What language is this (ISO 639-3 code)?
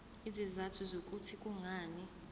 zul